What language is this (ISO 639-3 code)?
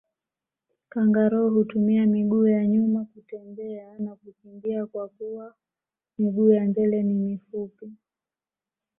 swa